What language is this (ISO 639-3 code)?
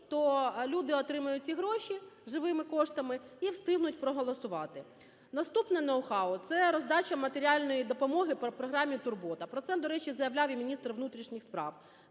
ukr